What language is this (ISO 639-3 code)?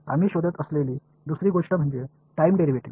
tam